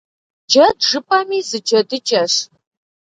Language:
Kabardian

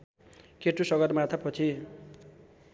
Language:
Nepali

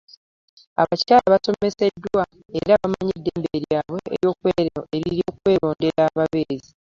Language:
Ganda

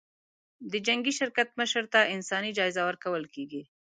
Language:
Pashto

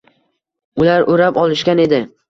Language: Uzbek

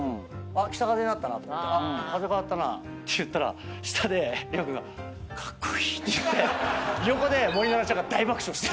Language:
Japanese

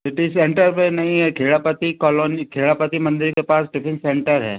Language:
Hindi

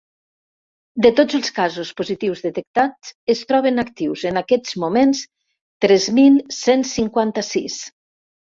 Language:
Catalan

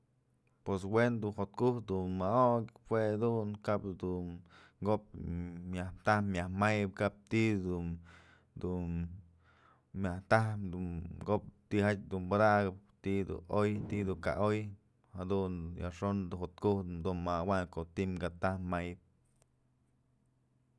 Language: Mazatlán Mixe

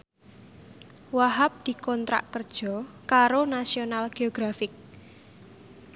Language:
Javanese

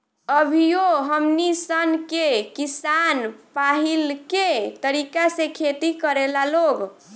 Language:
Bhojpuri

